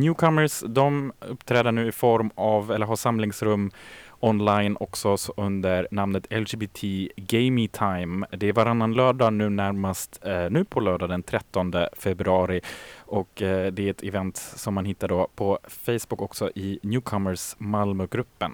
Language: Swedish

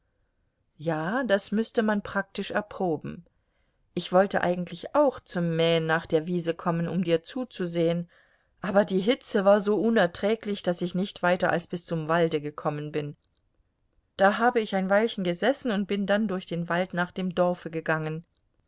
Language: German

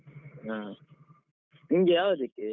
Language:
Kannada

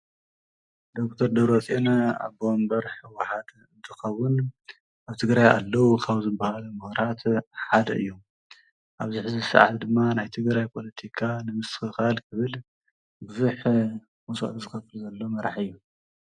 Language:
Tigrinya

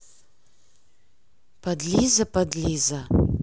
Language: Russian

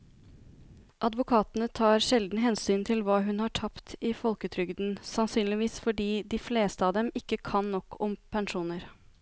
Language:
Norwegian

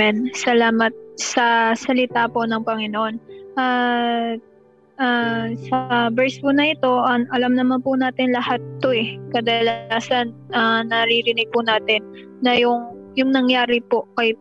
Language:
Filipino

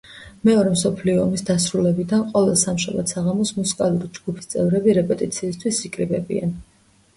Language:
Georgian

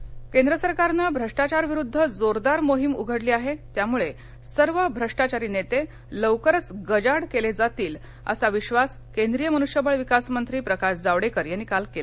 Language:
Marathi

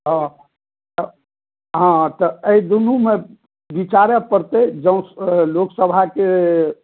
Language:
Maithili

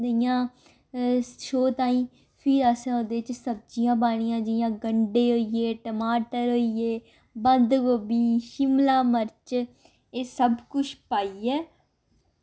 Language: Dogri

